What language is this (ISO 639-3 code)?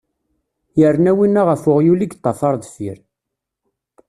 kab